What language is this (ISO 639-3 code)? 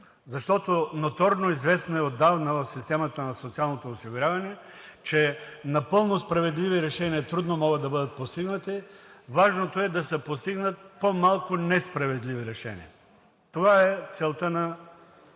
bul